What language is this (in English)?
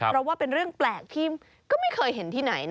Thai